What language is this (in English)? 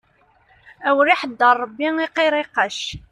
Kabyle